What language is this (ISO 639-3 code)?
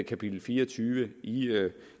dan